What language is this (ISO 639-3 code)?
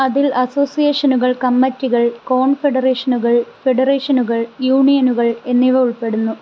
mal